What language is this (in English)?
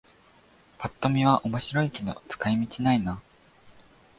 Japanese